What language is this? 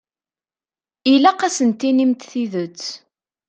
Kabyle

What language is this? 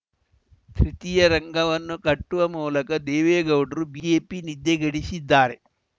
Kannada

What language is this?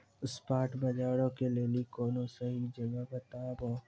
Maithili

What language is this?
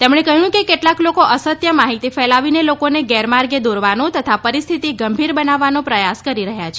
Gujarati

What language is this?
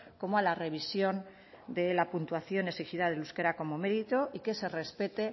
Spanish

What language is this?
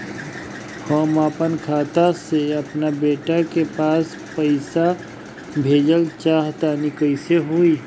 Bhojpuri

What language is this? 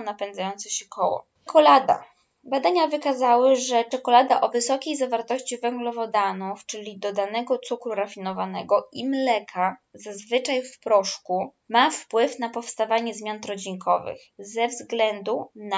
Polish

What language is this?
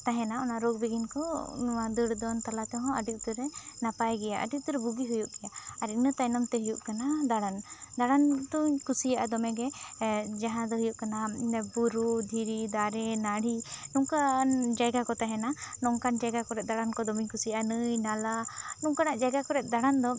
Santali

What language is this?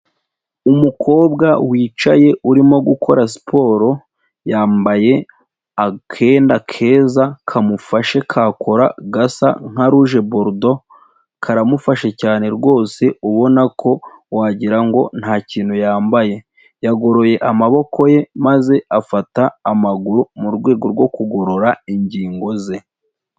Kinyarwanda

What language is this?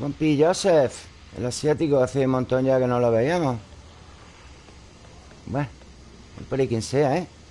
Spanish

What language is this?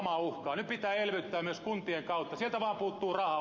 Finnish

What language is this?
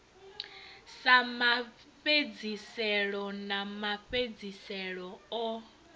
Venda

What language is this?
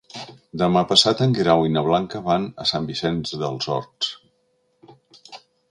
Catalan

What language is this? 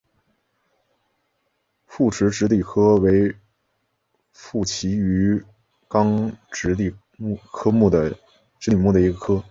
Chinese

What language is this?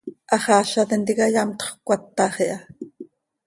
Seri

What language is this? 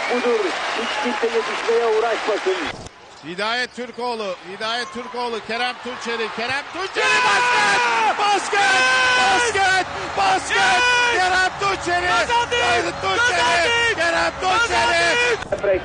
Turkish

